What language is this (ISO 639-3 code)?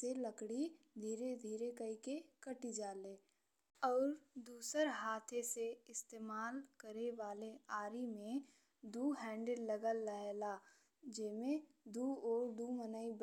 bho